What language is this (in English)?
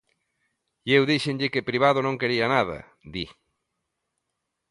Galician